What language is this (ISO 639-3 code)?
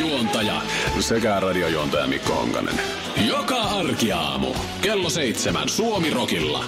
fin